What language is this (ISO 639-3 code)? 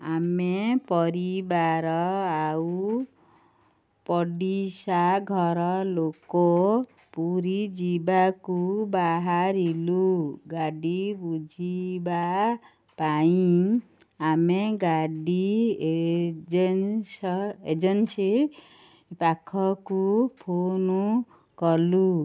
ori